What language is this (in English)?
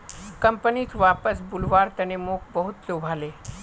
Magahi